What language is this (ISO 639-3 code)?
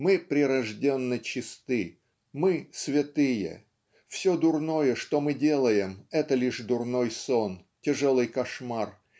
rus